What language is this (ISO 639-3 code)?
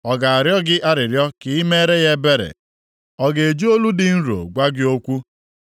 ibo